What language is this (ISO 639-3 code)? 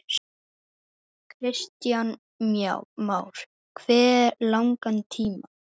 isl